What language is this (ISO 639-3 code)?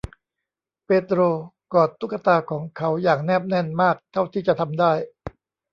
tha